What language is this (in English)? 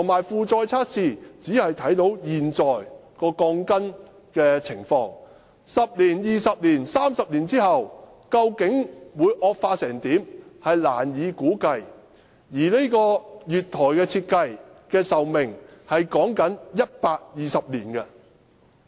Cantonese